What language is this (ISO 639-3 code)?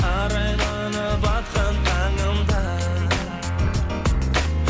kaz